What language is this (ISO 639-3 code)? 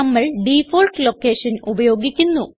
mal